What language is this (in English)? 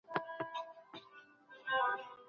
Pashto